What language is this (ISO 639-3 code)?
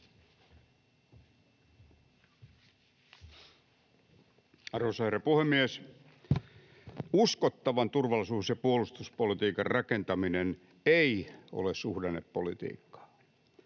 fin